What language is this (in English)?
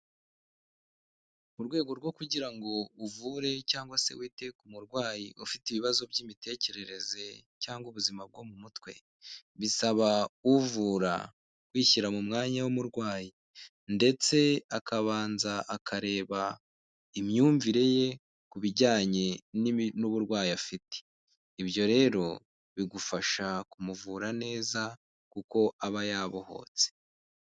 Kinyarwanda